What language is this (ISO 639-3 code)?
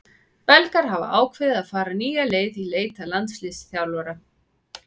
isl